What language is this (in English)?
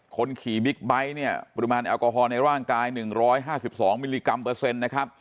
Thai